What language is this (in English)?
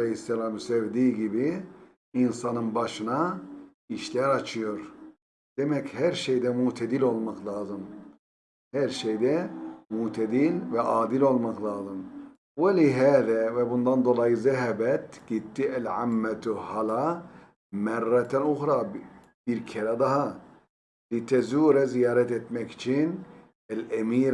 Turkish